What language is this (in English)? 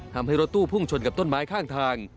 Thai